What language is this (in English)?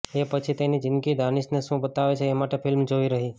Gujarati